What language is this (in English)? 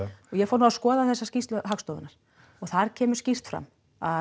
Icelandic